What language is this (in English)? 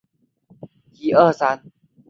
Chinese